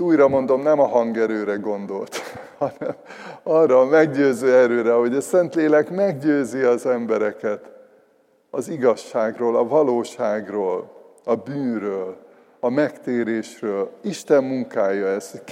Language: Hungarian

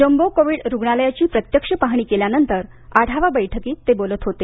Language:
Marathi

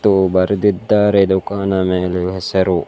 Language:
Kannada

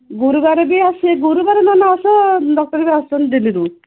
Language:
Odia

